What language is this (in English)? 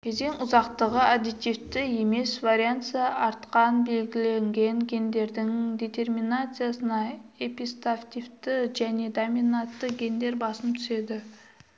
Kazakh